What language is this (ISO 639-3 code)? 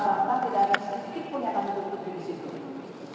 ind